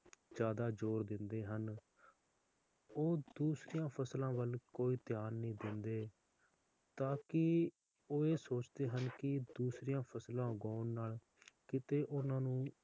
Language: Punjabi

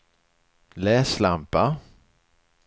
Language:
Swedish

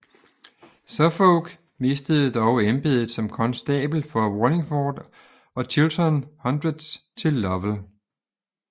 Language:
Danish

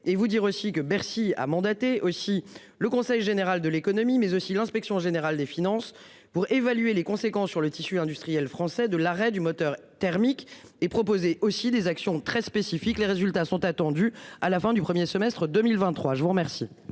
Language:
French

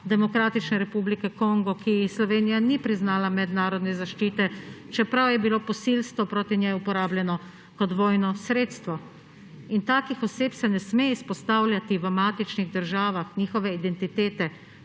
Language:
Slovenian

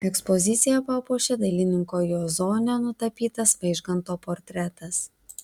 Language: Lithuanian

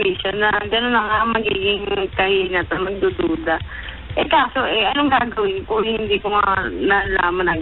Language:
Filipino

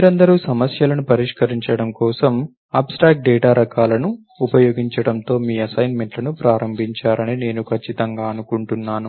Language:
Telugu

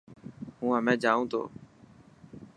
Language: Dhatki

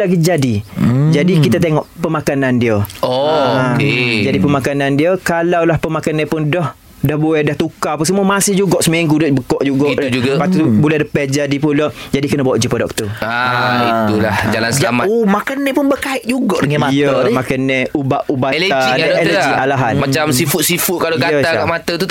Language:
Malay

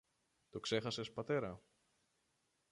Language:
Greek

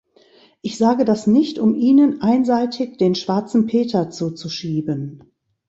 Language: German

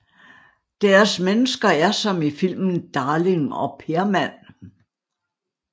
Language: Danish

